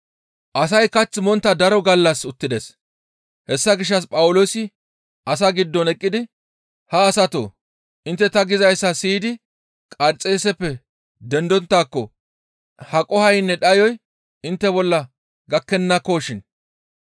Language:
Gamo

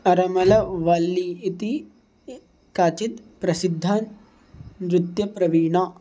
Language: Sanskrit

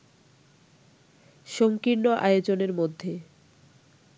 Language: Bangla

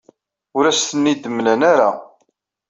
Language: Kabyle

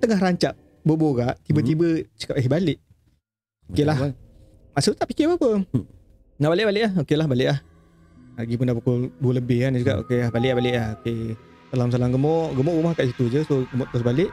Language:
Malay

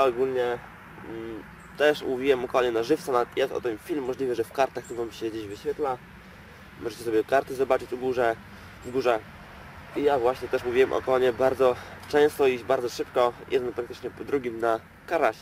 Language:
Polish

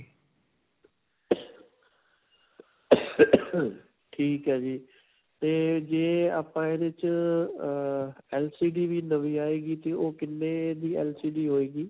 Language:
Punjabi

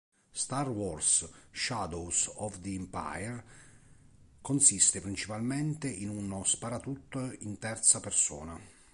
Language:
Italian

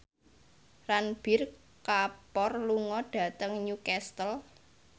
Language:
Javanese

